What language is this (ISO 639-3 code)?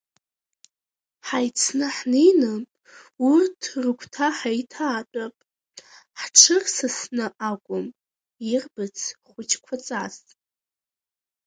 abk